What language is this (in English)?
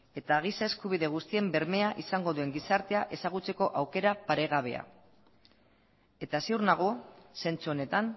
Basque